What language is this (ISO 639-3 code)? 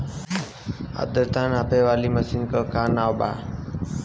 bho